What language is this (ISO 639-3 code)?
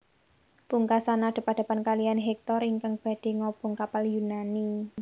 jav